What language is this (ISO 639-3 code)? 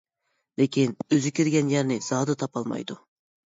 uig